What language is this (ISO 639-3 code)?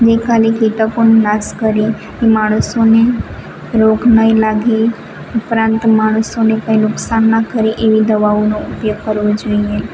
guj